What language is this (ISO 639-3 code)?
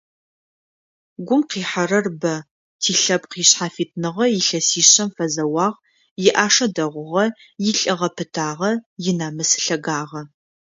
ady